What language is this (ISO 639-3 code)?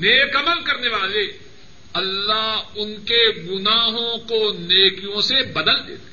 urd